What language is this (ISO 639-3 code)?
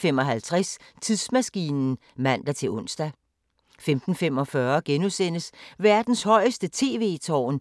dan